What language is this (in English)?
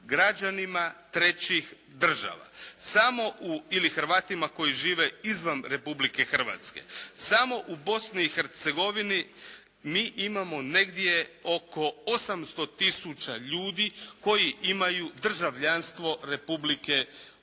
Croatian